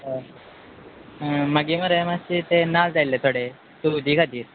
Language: Konkani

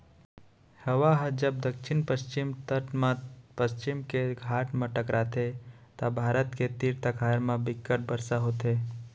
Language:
Chhattisgarhi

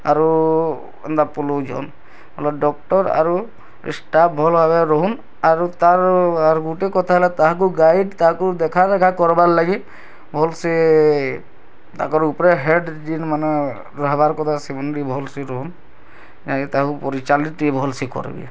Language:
Odia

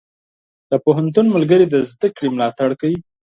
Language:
Pashto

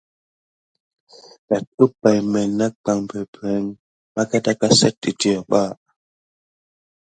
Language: Gidar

